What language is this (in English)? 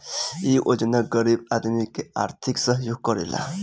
Bhojpuri